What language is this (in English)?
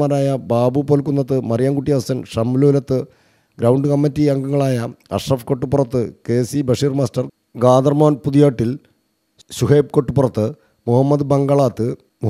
Malayalam